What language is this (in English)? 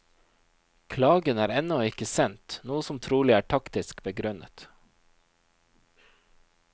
Norwegian